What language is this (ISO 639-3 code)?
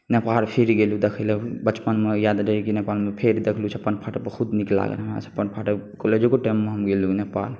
mai